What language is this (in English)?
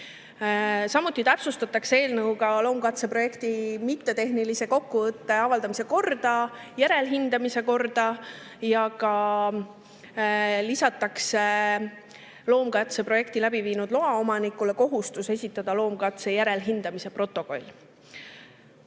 Estonian